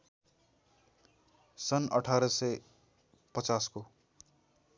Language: Nepali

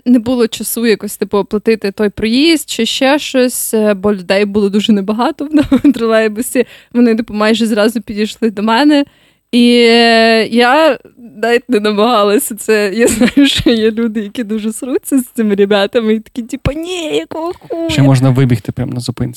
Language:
Ukrainian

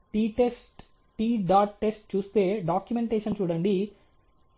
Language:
Telugu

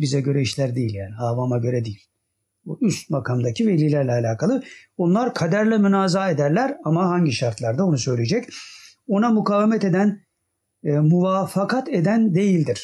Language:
Turkish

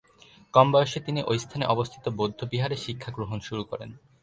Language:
Bangla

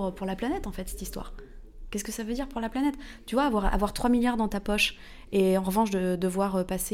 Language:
French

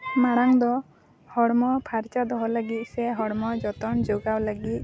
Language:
Santali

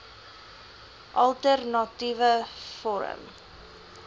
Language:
Afrikaans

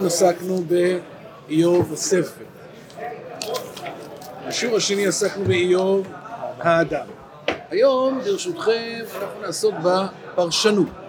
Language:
Hebrew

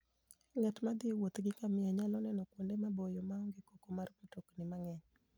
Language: Luo (Kenya and Tanzania)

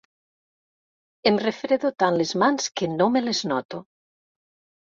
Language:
Catalan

